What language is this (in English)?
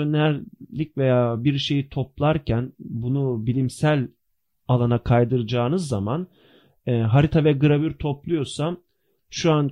Turkish